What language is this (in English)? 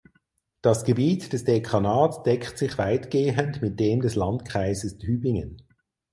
German